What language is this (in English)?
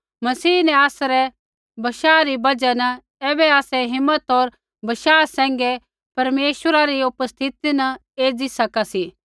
Kullu Pahari